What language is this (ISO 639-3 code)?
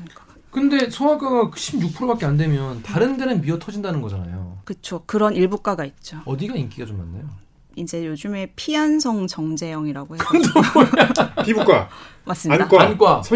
kor